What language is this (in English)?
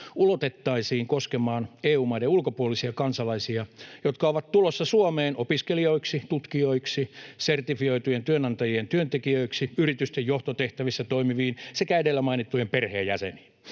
Finnish